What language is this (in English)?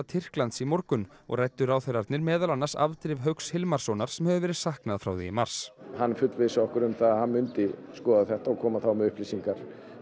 Icelandic